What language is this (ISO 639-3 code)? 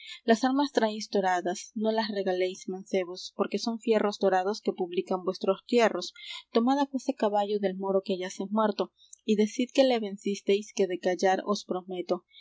spa